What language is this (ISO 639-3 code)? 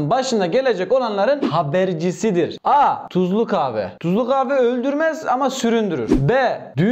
tur